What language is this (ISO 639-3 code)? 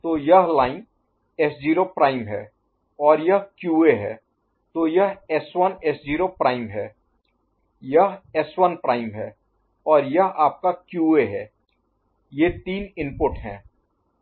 hin